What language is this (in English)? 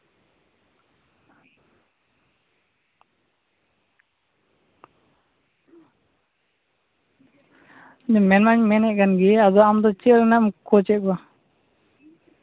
Santali